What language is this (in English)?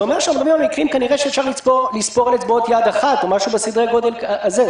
Hebrew